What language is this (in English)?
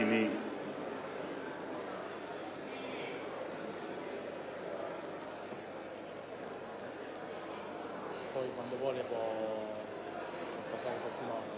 Italian